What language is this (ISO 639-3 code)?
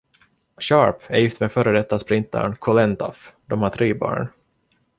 swe